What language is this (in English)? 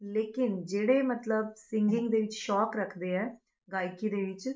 Punjabi